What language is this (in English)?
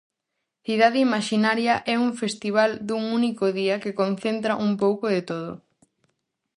Galician